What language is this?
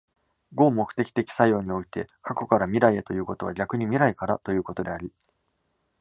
Japanese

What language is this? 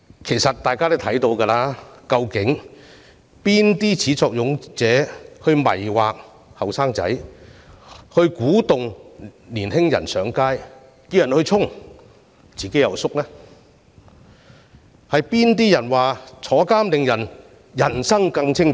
Cantonese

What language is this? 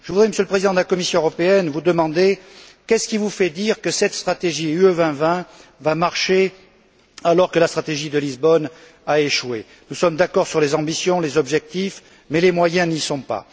French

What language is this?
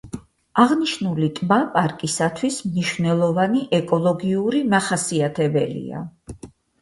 Georgian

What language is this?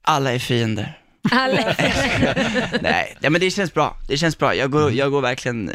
Swedish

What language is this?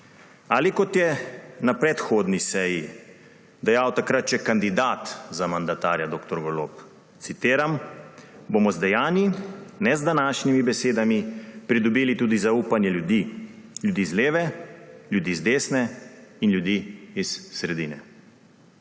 Slovenian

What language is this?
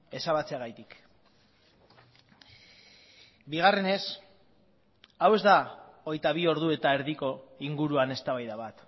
Basque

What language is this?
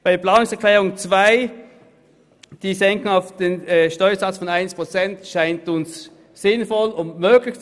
Swiss German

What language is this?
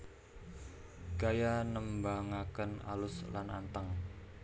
Javanese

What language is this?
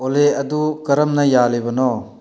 Manipuri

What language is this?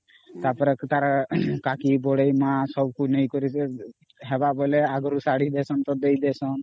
Odia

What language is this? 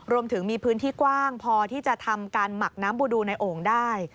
Thai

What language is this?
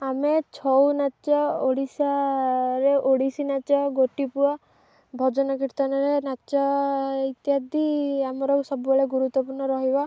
Odia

